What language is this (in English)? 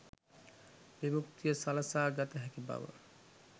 Sinhala